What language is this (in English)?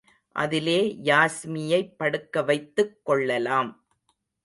Tamil